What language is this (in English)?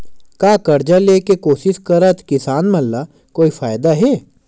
Chhattisgarhi